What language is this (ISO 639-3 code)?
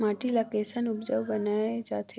hne